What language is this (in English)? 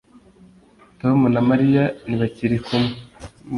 Kinyarwanda